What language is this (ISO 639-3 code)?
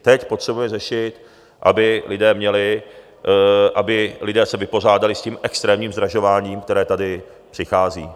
ces